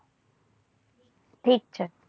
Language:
Gujarati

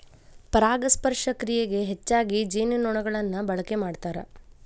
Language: Kannada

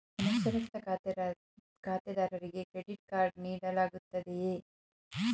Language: Kannada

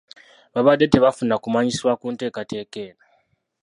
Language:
Ganda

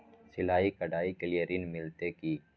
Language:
Maithili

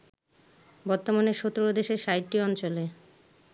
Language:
Bangla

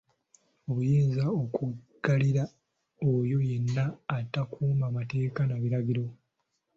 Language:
Ganda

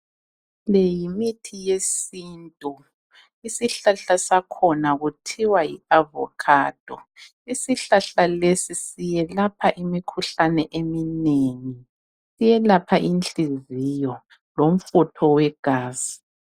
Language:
North Ndebele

